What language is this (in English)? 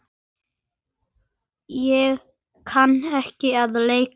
Icelandic